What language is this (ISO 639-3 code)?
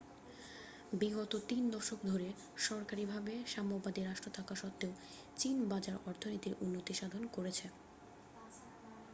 ben